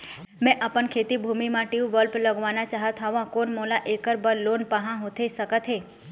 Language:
Chhattisgarhi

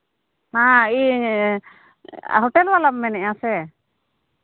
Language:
Santali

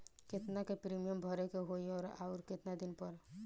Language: Bhojpuri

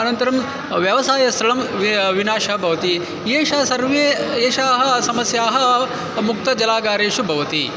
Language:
Sanskrit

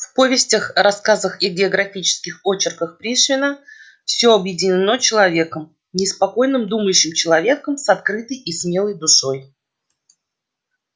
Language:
Russian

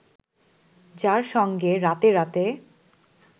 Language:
Bangla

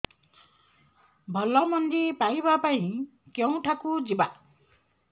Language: Odia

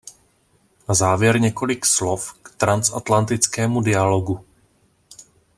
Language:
Czech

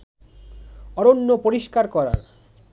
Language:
Bangla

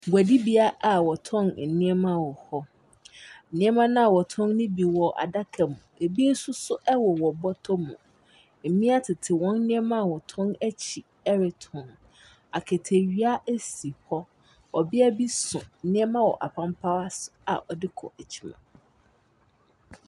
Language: Akan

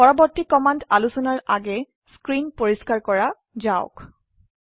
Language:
Assamese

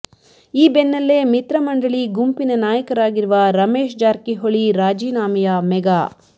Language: Kannada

